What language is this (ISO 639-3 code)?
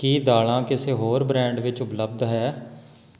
pan